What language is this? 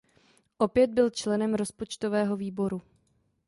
Czech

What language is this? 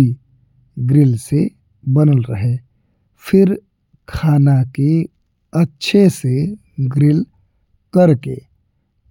Bhojpuri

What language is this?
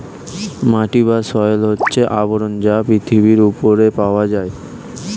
Bangla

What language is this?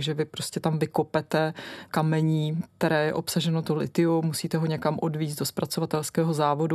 Czech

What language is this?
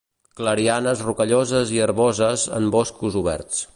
Catalan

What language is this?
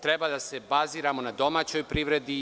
Serbian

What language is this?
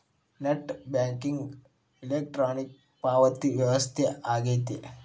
Kannada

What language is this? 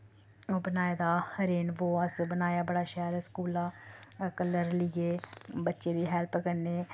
Dogri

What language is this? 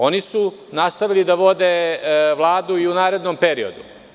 Serbian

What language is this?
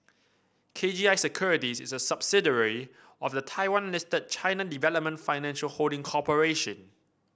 English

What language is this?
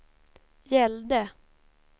Swedish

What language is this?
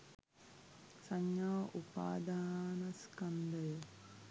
Sinhala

